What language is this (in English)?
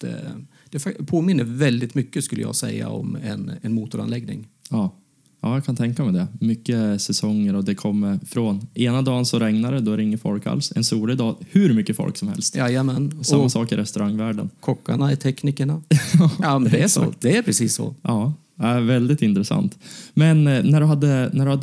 Swedish